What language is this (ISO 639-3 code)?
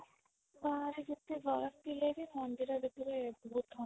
ori